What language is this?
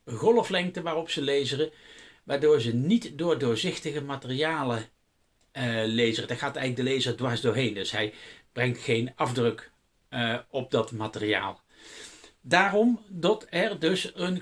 Dutch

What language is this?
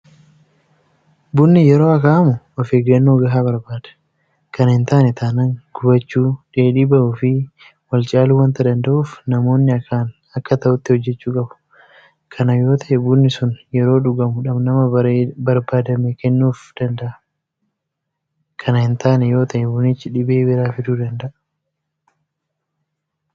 Oromo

